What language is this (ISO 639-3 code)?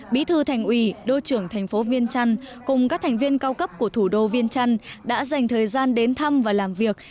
vie